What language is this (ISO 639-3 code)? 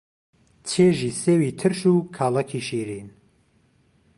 ckb